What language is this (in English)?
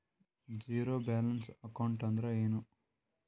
Kannada